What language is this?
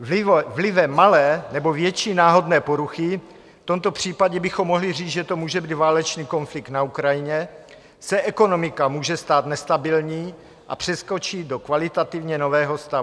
Czech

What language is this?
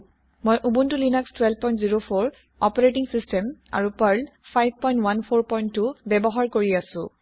Assamese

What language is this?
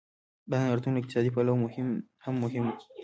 Pashto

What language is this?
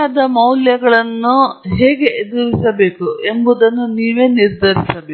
Kannada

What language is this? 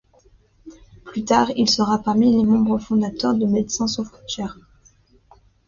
French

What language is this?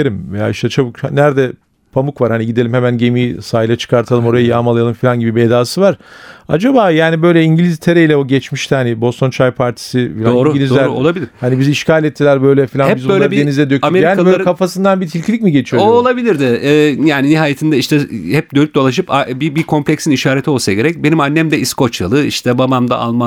Turkish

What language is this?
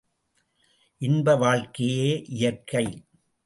Tamil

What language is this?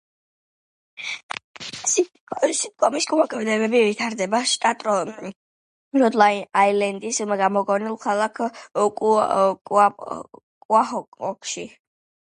Georgian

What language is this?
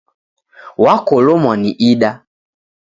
Taita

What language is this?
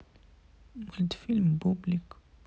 Russian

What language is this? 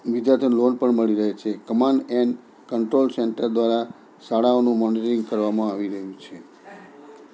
Gujarati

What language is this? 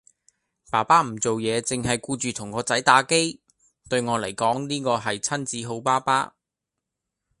Cantonese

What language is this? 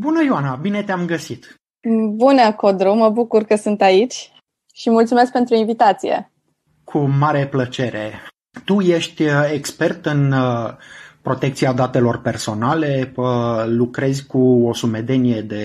Romanian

